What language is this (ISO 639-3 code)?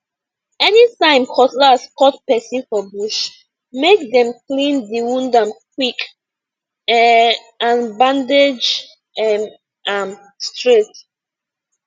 pcm